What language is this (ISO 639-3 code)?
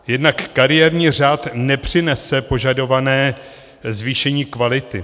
ces